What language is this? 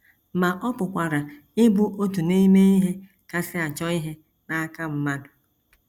Igbo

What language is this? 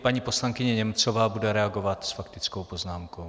Czech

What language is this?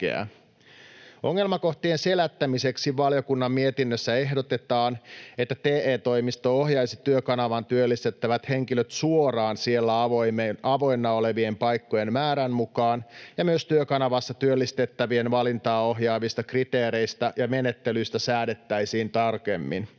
Finnish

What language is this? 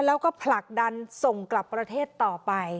Thai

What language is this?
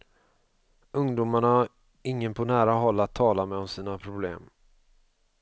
Swedish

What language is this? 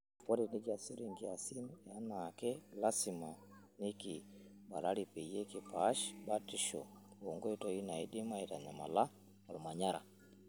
Masai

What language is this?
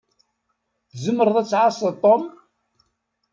Kabyle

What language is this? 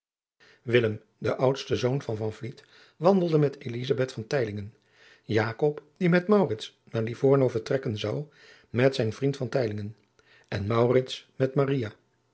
Dutch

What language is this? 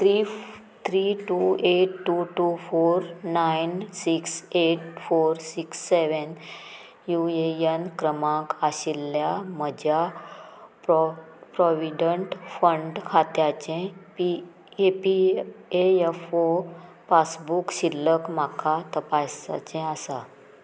Konkani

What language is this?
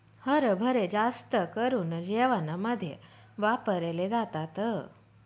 Marathi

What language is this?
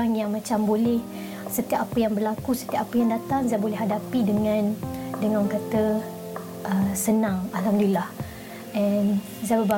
Malay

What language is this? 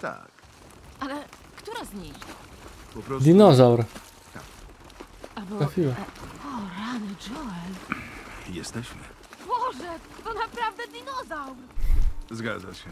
Polish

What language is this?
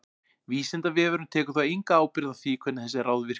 Icelandic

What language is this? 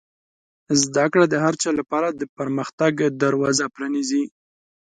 Pashto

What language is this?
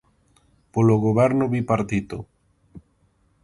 Galician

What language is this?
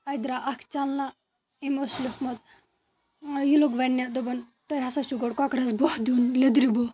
Kashmiri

